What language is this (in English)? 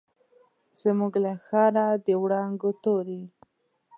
Pashto